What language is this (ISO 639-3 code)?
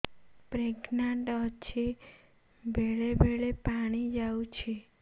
ori